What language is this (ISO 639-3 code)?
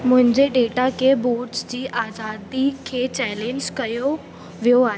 snd